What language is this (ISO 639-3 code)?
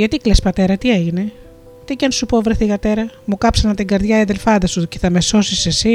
ell